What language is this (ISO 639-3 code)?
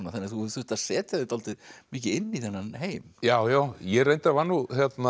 isl